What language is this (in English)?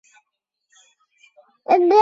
Chinese